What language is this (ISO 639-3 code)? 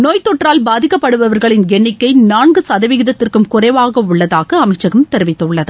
tam